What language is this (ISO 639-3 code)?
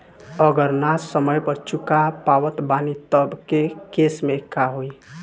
bho